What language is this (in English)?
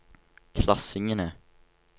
Norwegian